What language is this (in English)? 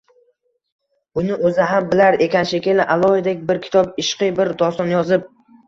Uzbek